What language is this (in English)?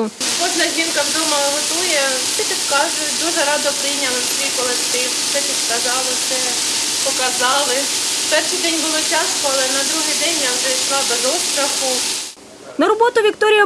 Ukrainian